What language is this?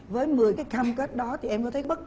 Vietnamese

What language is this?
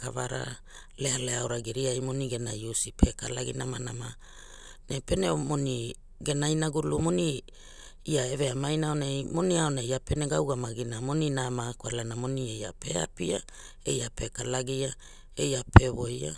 Hula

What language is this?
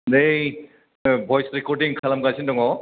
Bodo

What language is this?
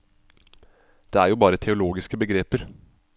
Norwegian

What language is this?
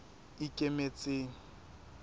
Southern Sotho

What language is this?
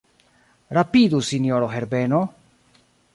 Esperanto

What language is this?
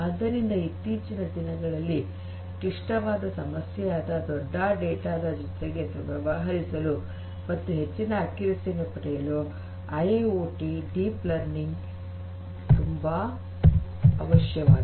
Kannada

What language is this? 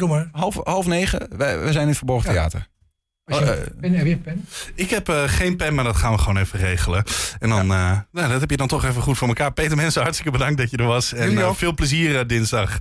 Dutch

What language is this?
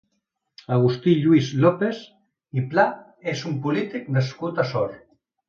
Catalan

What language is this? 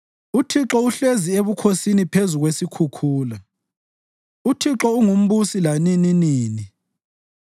North Ndebele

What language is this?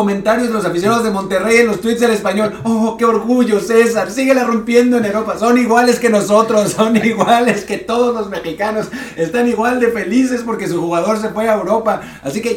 Spanish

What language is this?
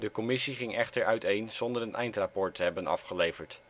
Dutch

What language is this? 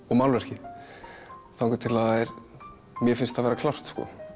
Icelandic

